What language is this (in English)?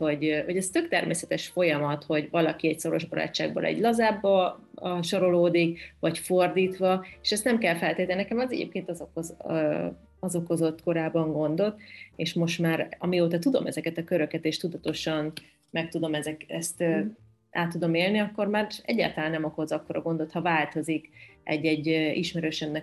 Hungarian